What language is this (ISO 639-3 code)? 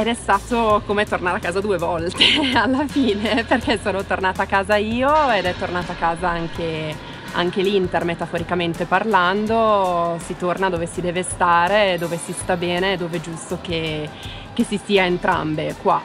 ita